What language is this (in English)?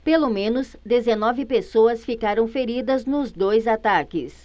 Portuguese